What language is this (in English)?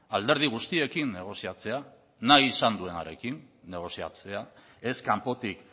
Basque